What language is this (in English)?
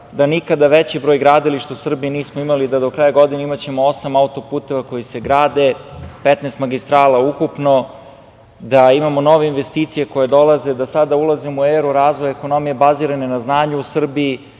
Serbian